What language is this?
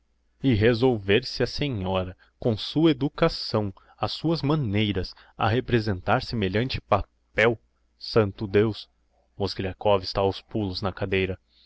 Portuguese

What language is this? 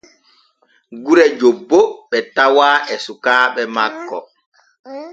Borgu Fulfulde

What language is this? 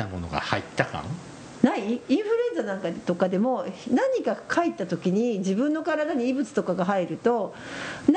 Japanese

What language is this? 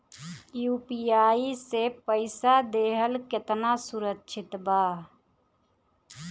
Bhojpuri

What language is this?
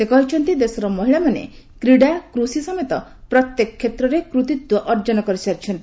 Odia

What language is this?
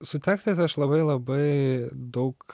Lithuanian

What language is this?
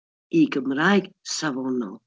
Welsh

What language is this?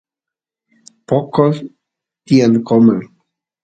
Santiago del Estero Quichua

